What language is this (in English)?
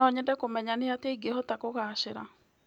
Kikuyu